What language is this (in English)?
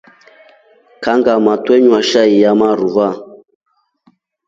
Rombo